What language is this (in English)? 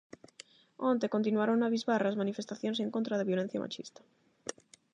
Galician